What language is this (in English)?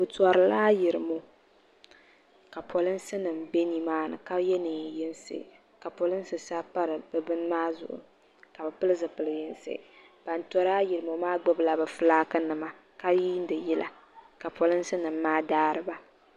Dagbani